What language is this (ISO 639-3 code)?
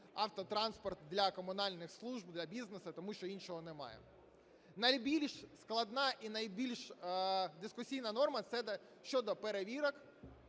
ukr